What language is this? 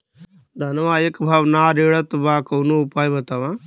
Bhojpuri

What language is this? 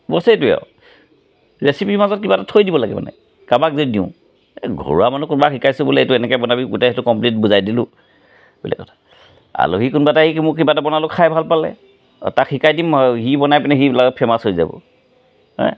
Assamese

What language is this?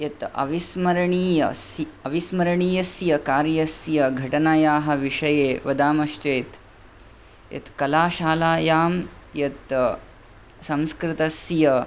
Sanskrit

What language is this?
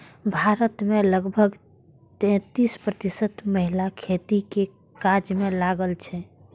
Maithili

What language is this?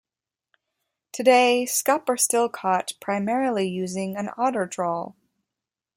English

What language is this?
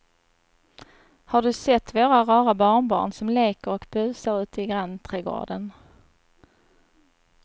Swedish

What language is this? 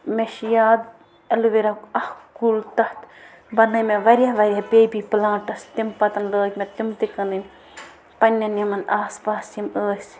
Kashmiri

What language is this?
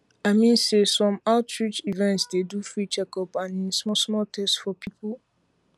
Nigerian Pidgin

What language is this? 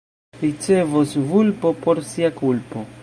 Esperanto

